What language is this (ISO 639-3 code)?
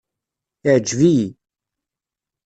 kab